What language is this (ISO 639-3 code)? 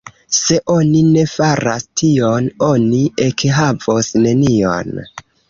epo